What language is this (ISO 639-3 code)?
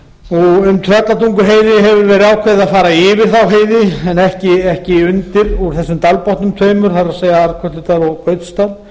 isl